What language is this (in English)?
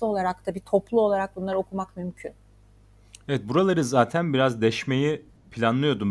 Turkish